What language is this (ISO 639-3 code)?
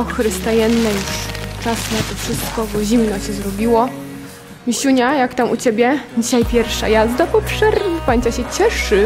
pol